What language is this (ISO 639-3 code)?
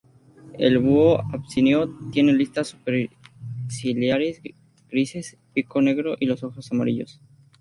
spa